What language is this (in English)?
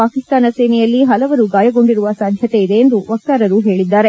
Kannada